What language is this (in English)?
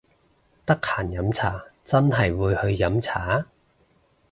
Cantonese